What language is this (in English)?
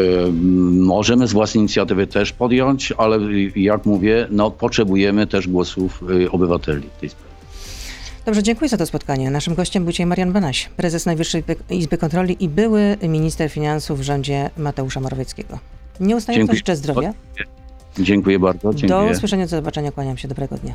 Polish